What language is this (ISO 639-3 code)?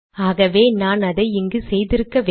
tam